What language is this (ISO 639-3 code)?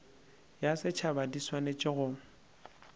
nso